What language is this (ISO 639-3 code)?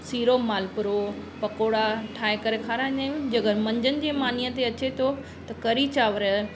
snd